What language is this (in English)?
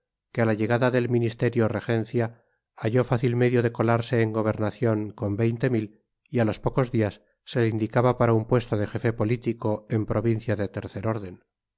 Spanish